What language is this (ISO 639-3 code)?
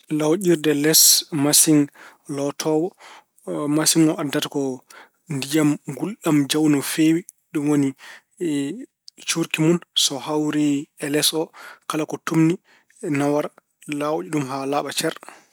ful